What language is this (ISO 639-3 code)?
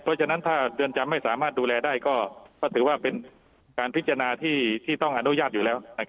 tha